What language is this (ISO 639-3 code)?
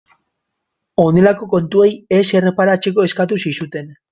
eus